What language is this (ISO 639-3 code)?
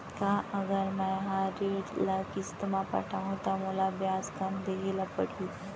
hne